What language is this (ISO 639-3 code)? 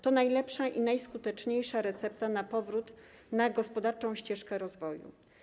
pol